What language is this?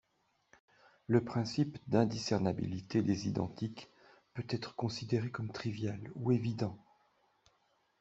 French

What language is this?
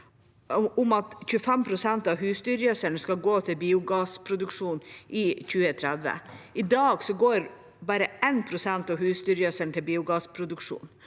Norwegian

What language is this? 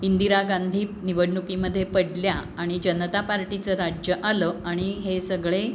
Marathi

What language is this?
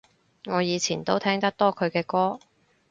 Cantonese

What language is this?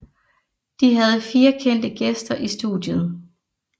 Danish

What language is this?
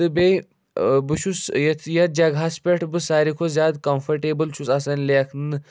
Kashmiri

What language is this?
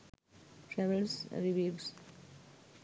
Sinhala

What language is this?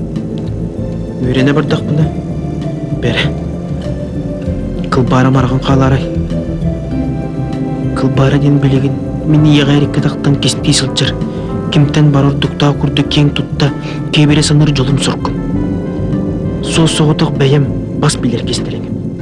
Russian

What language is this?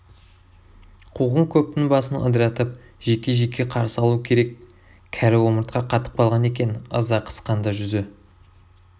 Kazakh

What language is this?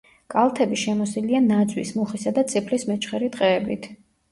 Georgian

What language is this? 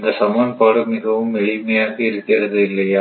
Tamil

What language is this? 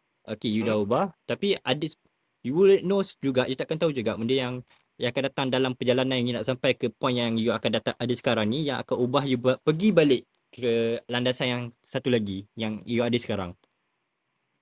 Malay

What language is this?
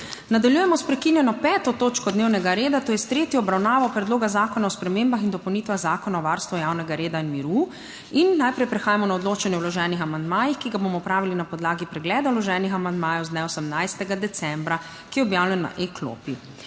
Slovenian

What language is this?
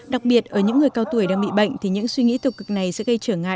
Vietnamese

